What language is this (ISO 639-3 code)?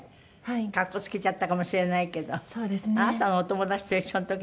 jpn